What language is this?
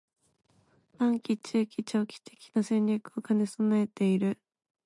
Japanese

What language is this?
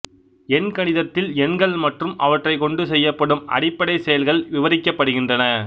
Tamil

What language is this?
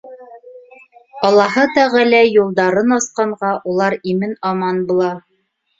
Bashkir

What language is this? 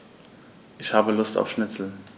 German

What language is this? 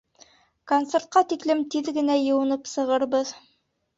Bashkir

